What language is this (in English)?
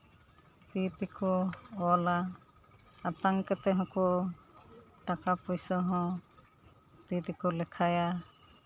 Santali